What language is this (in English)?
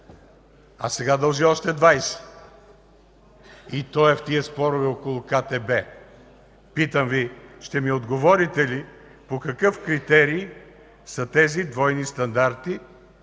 Bulgarian